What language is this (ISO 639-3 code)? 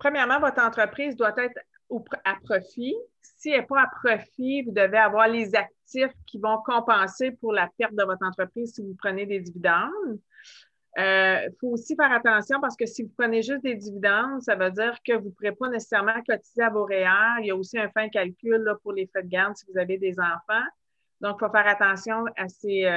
fra